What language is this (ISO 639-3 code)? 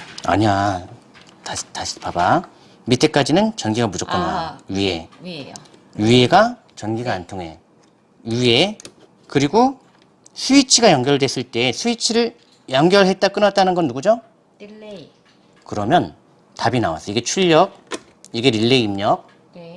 kor